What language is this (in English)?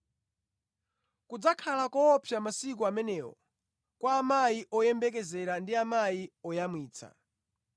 Nyanja